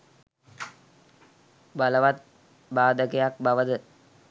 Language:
Sinhala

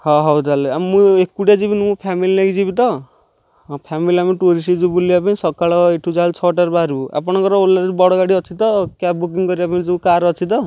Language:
Odia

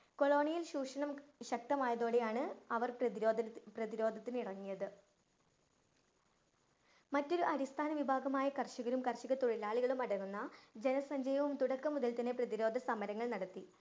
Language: Malayalam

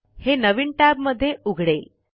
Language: Marathi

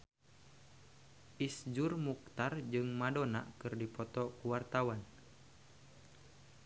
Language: Sundanese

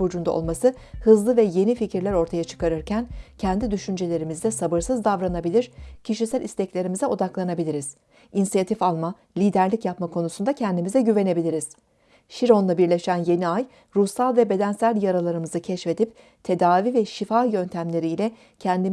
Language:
Turkish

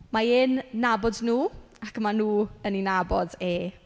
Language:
Welsh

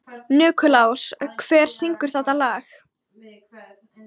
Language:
Icelandic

